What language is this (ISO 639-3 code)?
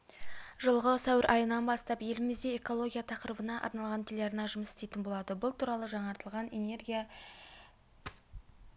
kaz